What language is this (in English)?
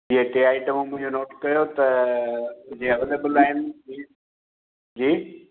Sindhi